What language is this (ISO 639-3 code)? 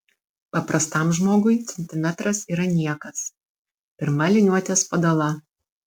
lit